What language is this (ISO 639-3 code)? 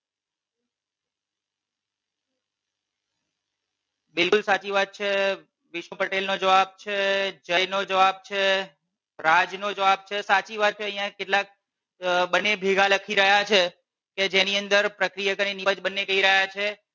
guj